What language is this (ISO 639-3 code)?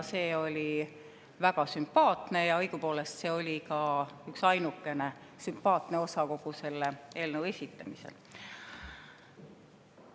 est